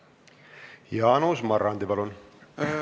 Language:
Estonian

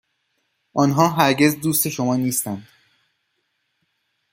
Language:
Persian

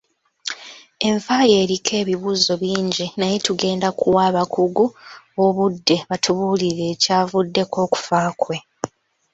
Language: Ganda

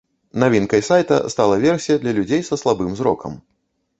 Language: Belarusian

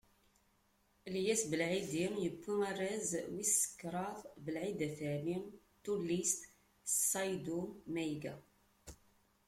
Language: Kabyle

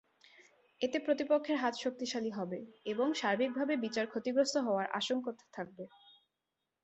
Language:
Bangla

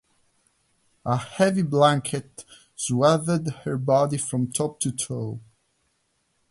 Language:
English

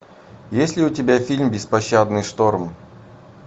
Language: Russian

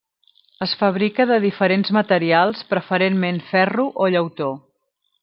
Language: Catalan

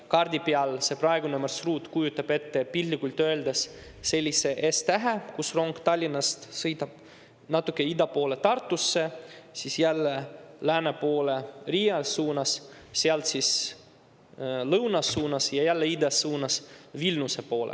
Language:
Estonian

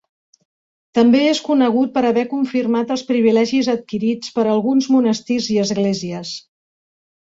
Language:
Catalan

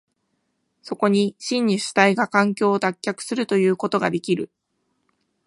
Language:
Japanese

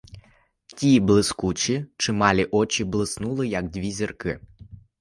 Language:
Ukrainian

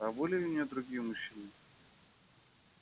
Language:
Russian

